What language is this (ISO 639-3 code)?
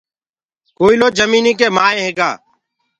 ggg